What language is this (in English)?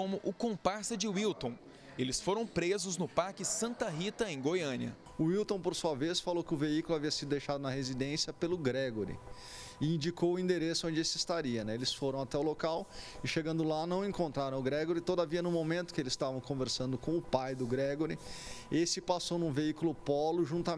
Portuguese